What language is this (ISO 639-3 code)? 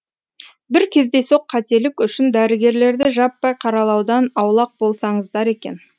kaz